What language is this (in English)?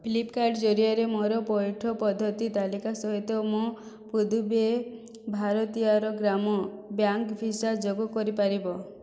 Odia